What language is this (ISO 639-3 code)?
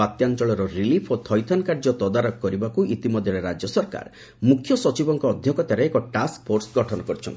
ori